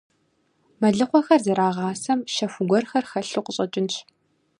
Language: Kabardian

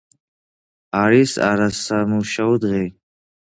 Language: Georgian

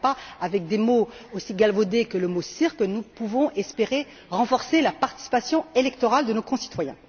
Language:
French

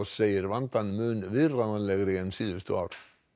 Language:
Icelandic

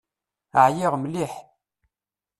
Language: Kabyle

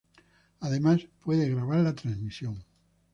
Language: Spanish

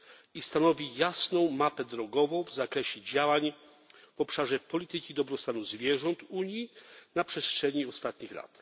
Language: Polish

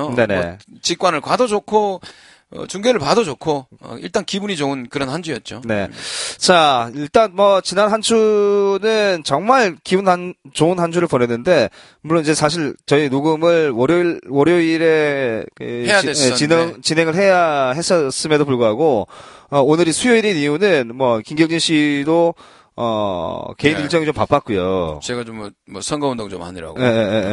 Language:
Korean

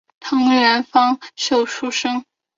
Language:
Chinese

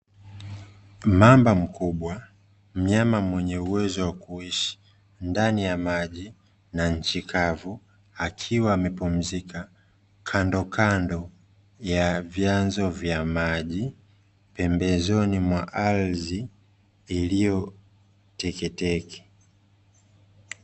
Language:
Swahili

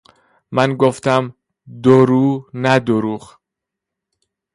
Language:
Persian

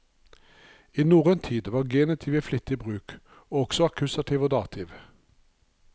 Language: Norwegian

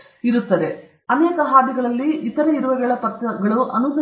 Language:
Kannada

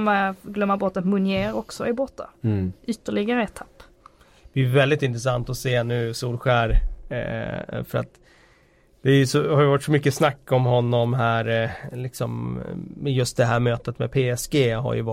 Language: Swedish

